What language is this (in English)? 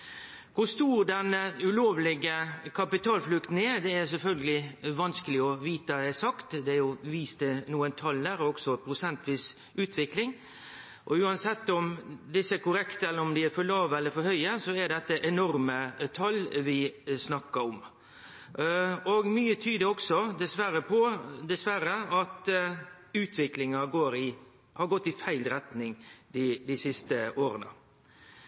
Norwegian Nynorsk